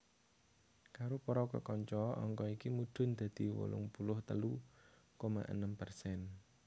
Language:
Javanese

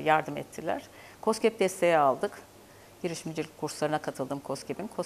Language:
Turkish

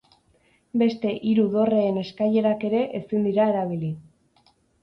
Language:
Basque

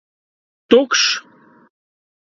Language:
Latvian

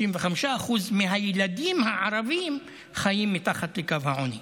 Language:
Hebrew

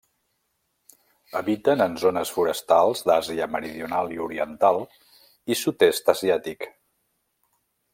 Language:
Catalan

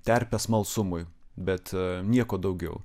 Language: Lithuanian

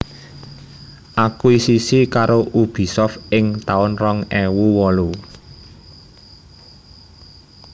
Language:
Javanese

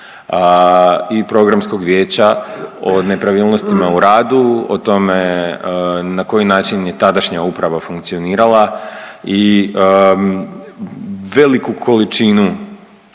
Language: Croatian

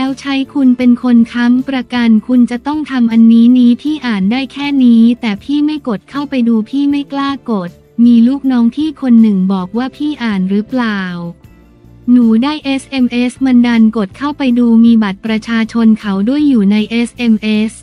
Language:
Thai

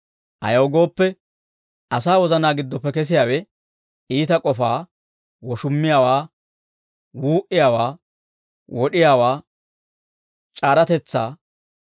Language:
Dawro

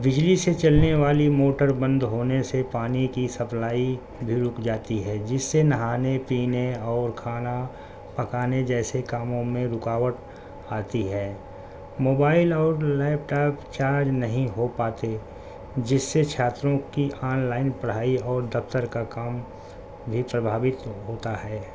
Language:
Urdu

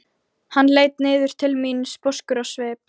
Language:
Icelandic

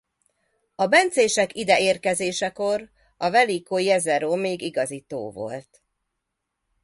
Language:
Hungarian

